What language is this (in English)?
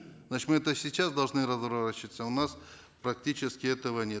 Kazakh